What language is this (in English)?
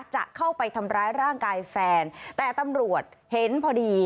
Thai